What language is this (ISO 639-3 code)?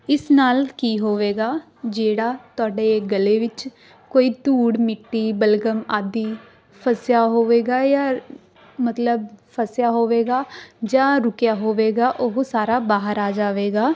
pan